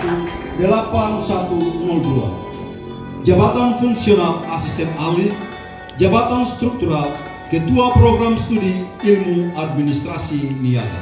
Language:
Indonesian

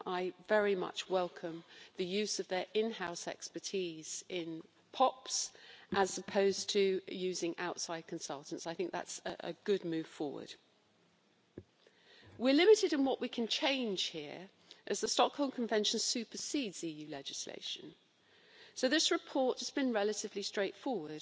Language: English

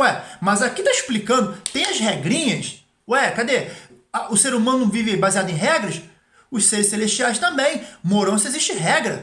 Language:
Portuguese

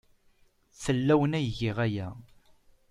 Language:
Kabyle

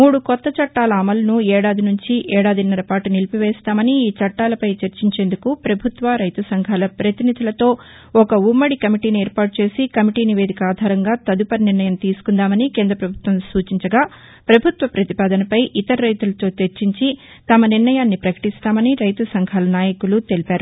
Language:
Telugu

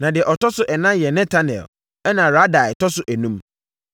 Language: Akan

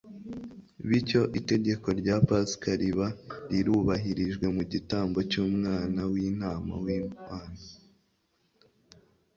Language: Kinyarwanda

